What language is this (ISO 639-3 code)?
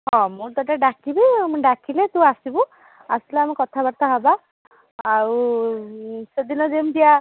ori